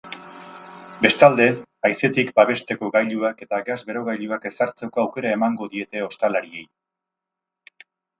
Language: Basque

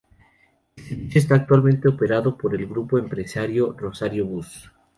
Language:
Spanish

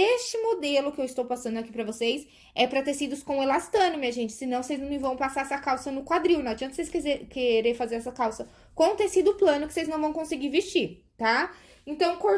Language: Portuguese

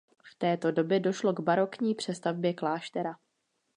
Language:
Czech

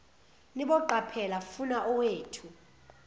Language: Zulu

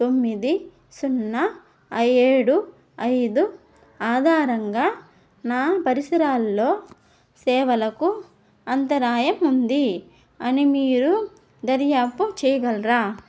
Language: Telugu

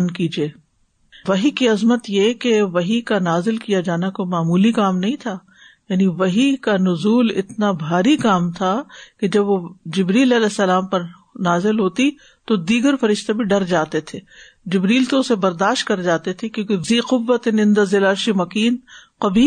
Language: Urdu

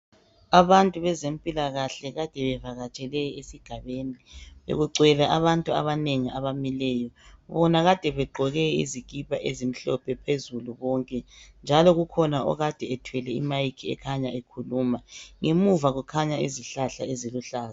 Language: North Ndebele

